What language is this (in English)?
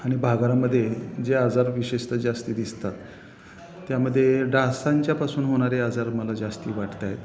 Marathi